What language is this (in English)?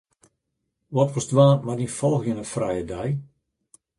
Western Frisian